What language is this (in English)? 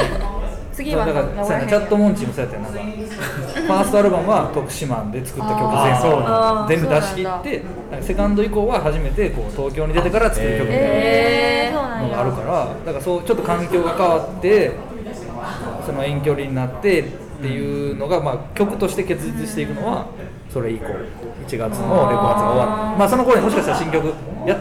Japanese